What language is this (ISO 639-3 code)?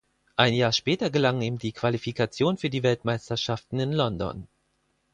deu